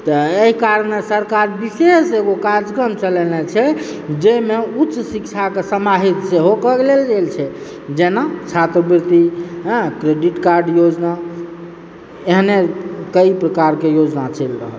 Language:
Maithili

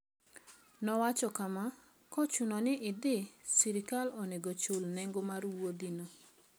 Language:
Luo (Kenya and Tanzania)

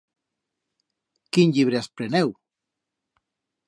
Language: Aragonese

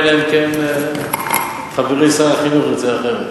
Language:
Hebrew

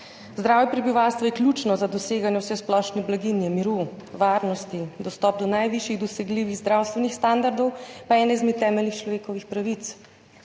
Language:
Slovenian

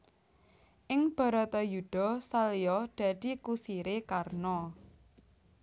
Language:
Javanese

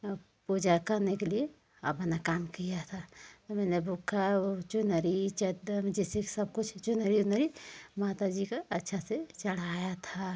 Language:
Hindi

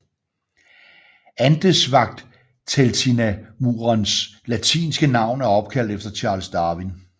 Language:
Danish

